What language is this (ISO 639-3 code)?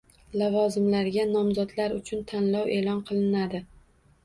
uzb